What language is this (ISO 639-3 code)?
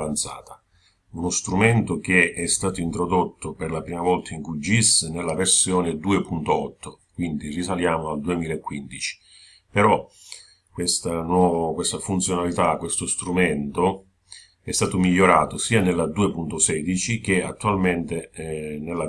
ita